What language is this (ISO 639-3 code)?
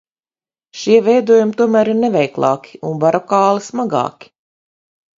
lav